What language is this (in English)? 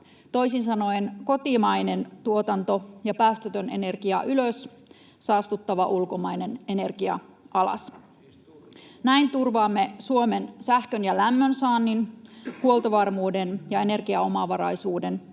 Finnish